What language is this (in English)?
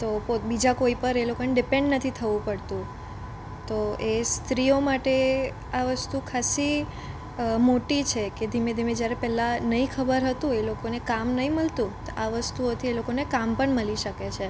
Gujarati